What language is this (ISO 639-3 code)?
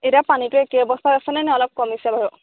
asm